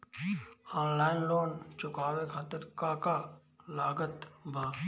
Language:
Bhojpuri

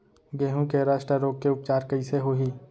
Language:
Chhattisgarhi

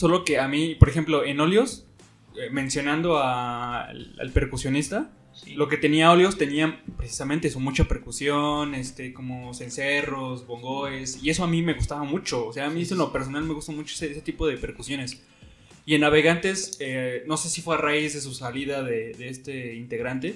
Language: Spanish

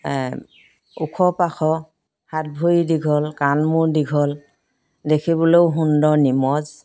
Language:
Assamese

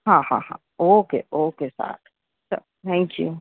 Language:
Gujarati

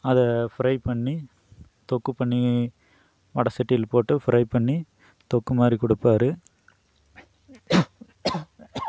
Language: Tamil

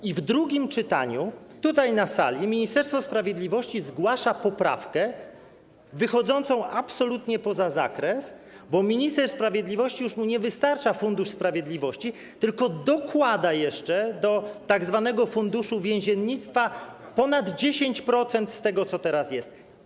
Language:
Polish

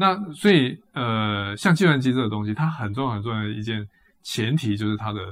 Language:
Chinese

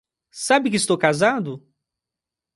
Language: Portuguese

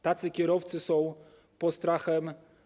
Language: Polish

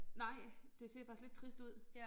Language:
Danish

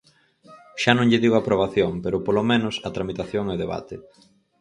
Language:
Galician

